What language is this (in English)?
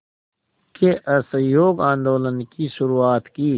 Hindi